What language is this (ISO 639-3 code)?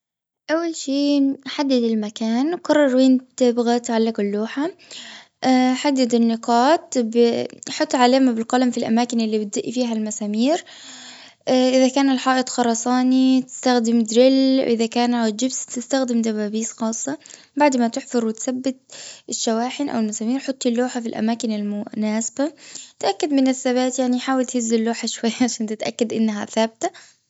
afb